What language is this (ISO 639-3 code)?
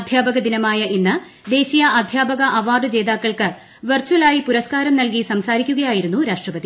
mal